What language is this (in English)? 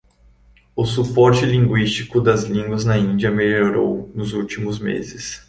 Portuguese